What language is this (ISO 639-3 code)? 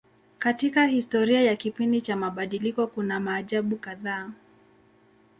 swa